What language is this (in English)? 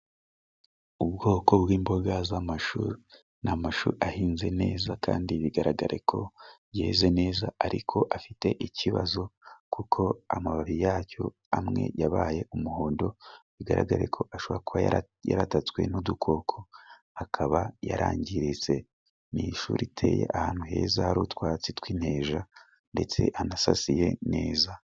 Kinyarwanda